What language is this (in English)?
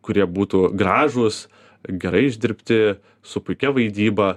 Lithuanian